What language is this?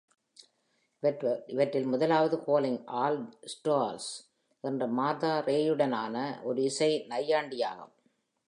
Tamil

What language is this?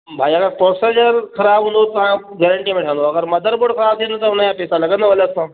Sindhi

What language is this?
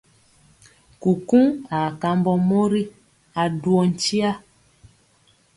Mpiemo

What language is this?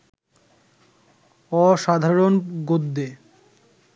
Bangla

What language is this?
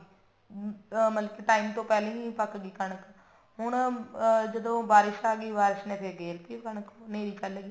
Punjabi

